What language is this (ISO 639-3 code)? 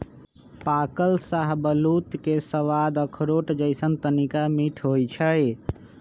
mag